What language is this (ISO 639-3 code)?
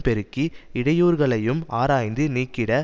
tam